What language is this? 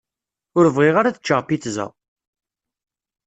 Kabyle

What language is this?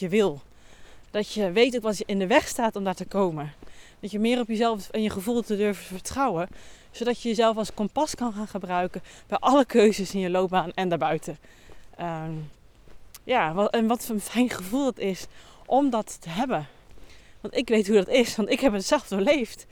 Dutch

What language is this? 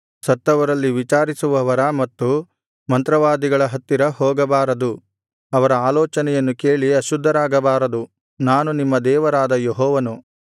Kannada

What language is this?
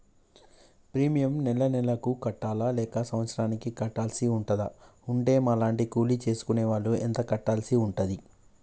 Telugu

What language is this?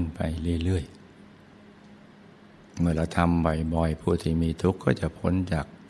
Thai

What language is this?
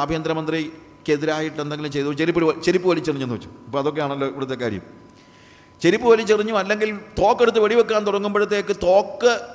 Malayalam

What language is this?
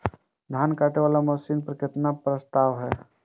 Maithili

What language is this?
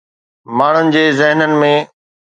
Sindhi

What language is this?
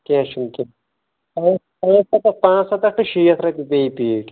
Kashmiri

